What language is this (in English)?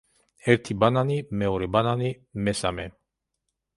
Georgian